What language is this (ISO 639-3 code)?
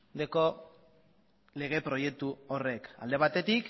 eus